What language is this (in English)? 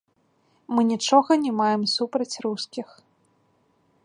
Belarusian